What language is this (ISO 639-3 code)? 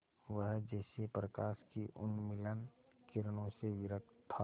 hin